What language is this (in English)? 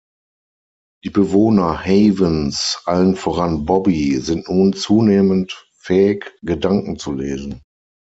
German